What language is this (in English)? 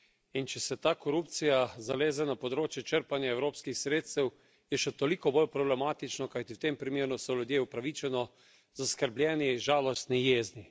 Slovenian